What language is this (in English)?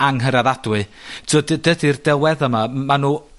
Welsh